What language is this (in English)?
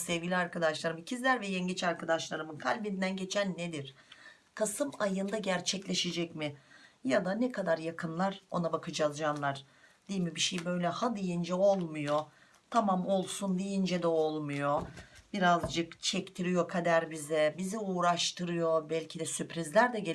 Turkish